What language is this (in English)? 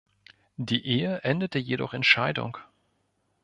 German